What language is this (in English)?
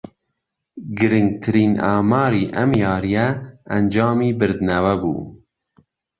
Central Kurdish